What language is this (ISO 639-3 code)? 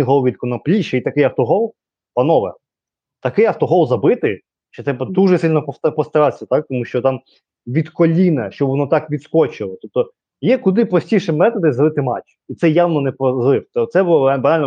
ukr